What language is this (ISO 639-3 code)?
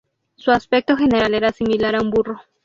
spa